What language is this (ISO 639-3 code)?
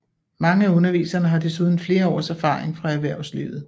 dan